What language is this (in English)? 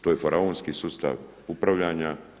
Croatian